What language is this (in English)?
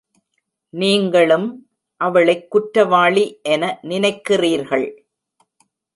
Tamil